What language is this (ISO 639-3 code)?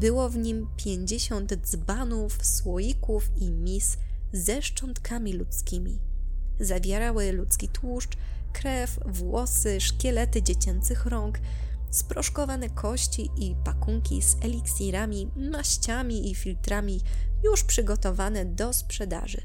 pol